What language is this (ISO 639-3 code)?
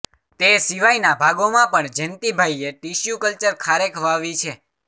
guj